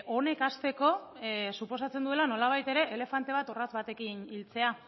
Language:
Basque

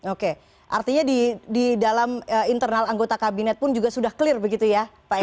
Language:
Indonesian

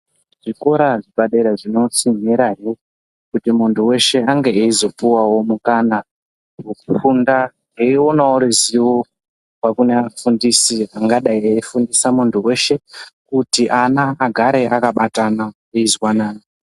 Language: Ndau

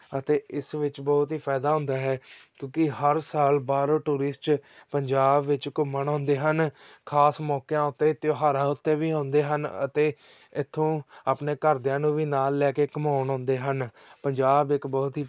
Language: Punjabi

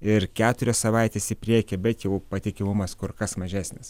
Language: Lithuanian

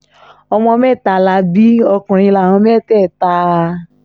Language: Yoruba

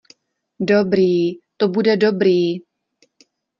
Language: Czech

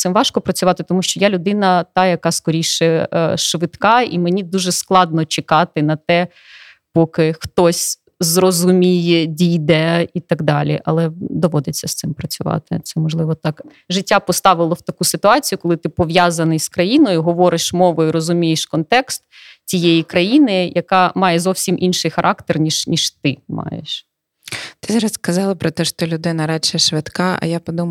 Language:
Ukrainian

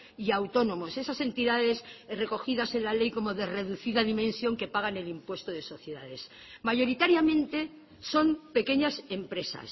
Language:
Spanish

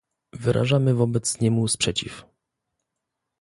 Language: Polish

